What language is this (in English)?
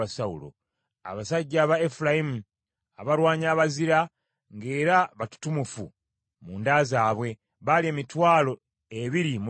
Ganda